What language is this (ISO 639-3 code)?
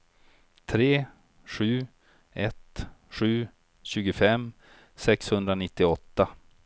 swe